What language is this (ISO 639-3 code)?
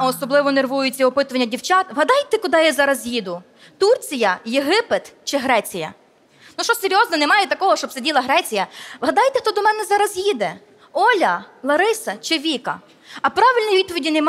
rus